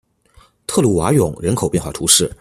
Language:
Chinese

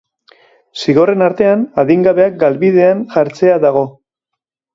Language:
Basque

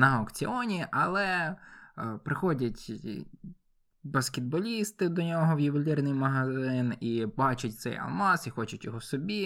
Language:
Ukrainian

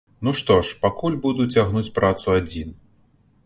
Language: Belarusian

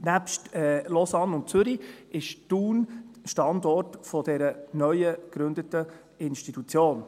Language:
Swiss German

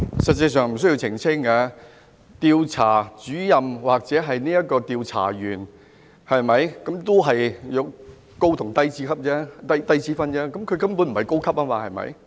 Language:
Cantonese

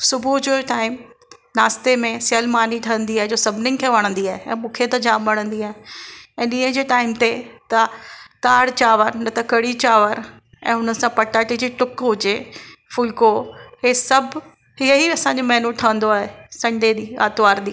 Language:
Sindhi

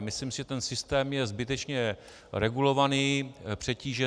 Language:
Czech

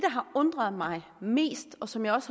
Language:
Danish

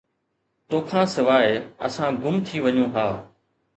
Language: Sindhi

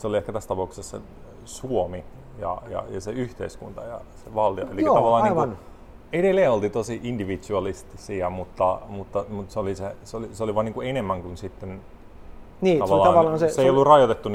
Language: Finnish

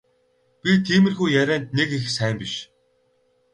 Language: Mongolian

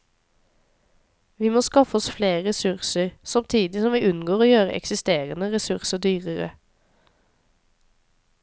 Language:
Norwegian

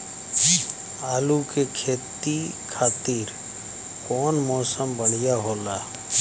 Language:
Bhojpuri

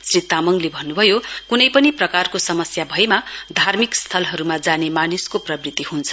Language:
Nepali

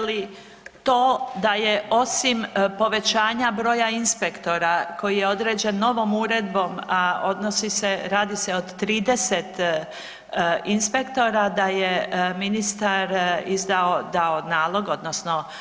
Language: Croatian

